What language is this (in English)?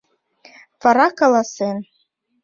Mari